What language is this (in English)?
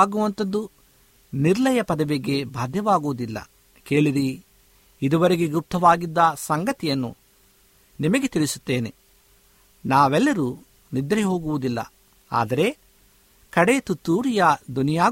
Kannada